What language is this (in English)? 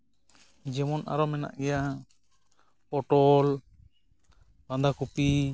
Santali